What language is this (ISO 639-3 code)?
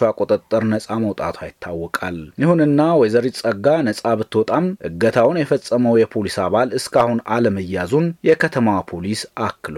amh